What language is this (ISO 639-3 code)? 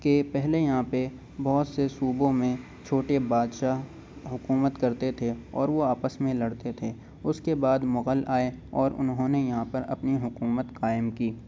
urd